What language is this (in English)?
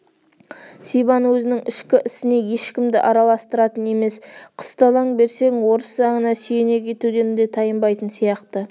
Kazakh